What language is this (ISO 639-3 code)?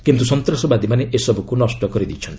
ori